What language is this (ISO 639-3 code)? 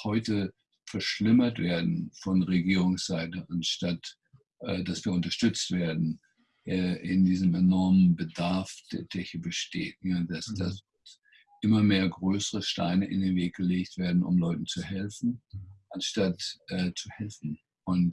deu